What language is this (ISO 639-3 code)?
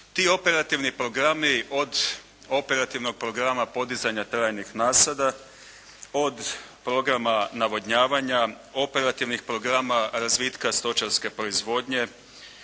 hrv